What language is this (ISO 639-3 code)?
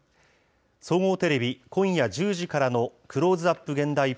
jpn